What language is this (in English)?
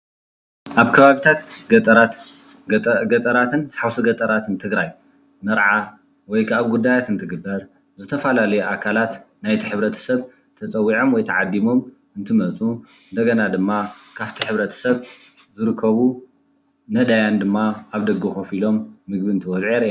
Tigrinya